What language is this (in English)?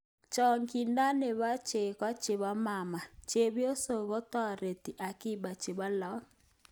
Kalenjin